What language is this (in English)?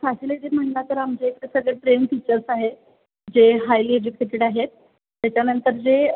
Marathi